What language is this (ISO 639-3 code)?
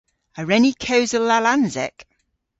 cor